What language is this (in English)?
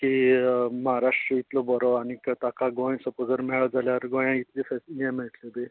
Konkani